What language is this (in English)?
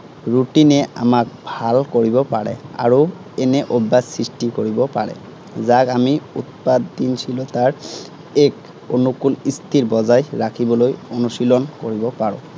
Assamese